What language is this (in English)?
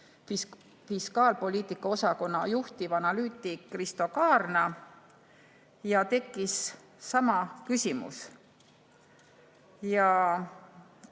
Estonian